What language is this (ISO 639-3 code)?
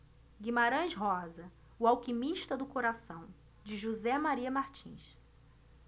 por